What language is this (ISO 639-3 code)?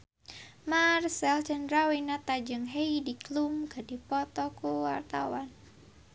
sun